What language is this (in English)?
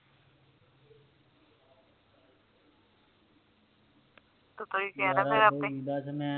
Punjabi